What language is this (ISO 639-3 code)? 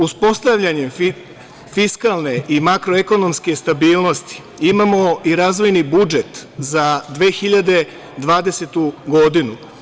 srp